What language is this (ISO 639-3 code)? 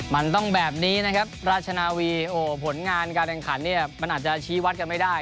tha